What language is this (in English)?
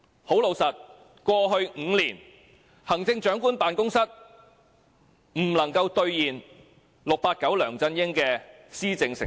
Cantonese